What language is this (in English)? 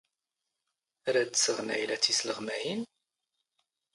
Standard Moroccan Tamazight